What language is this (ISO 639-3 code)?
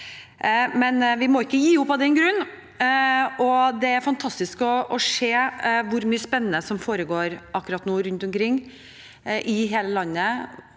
nor